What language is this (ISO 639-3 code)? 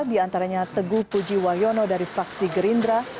ind